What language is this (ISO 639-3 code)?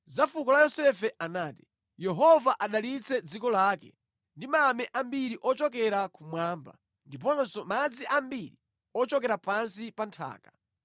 nya